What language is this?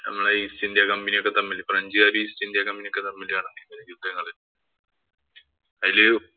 Malayalam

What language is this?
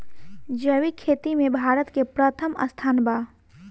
Bhojpuri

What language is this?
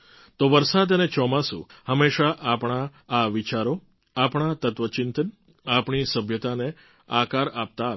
Gujarati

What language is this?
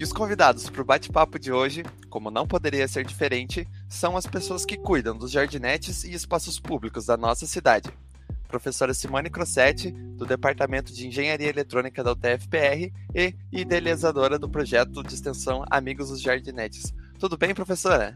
Portuguese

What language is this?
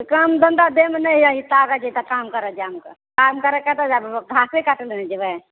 Maithili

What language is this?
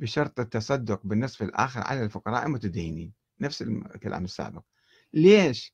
Arabic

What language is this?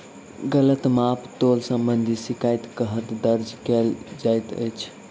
Maithili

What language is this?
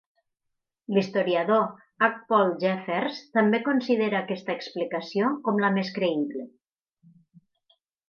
Catalan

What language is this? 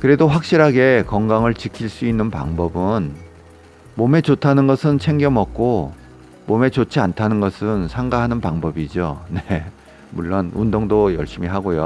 Korean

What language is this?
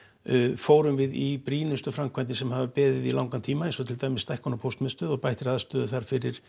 Icelandic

